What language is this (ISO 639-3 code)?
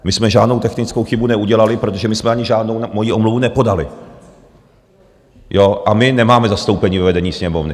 ces